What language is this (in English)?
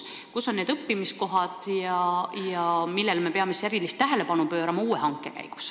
Estonian